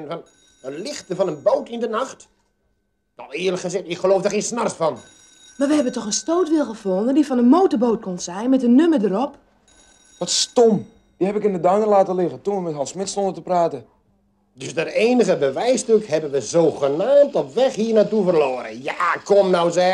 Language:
Dutch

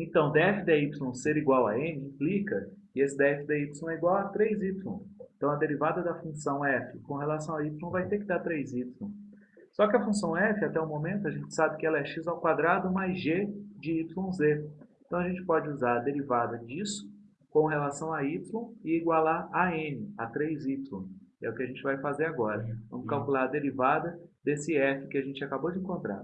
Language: Portuguese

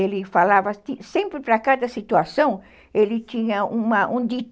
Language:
Portuguese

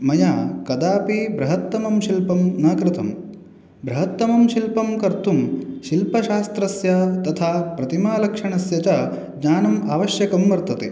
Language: Sanskrit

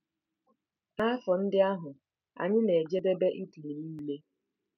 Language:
Igbo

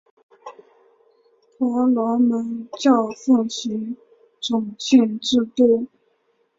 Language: Chinese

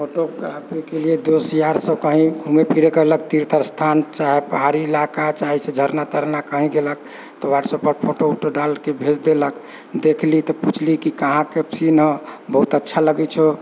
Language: Maithili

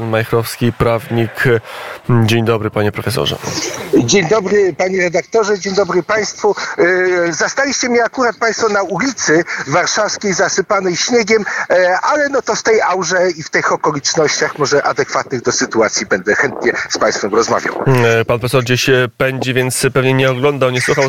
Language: Polish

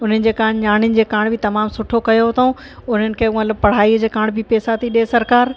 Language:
Sindhi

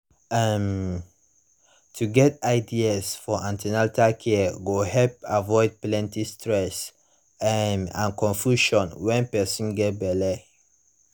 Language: Nigerian Pidgin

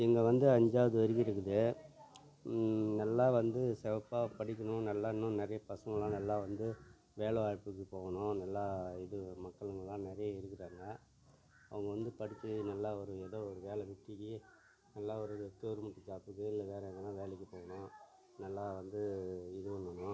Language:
Tamil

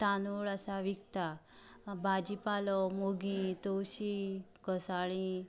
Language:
Konkani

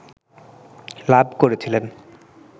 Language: Bangla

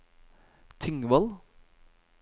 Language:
Norwegian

